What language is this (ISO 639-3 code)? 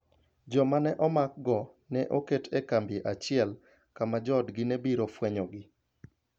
luo